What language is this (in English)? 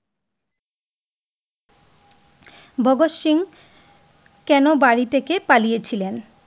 Bangla